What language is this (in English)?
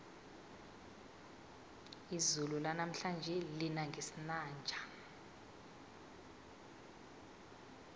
South Ndebele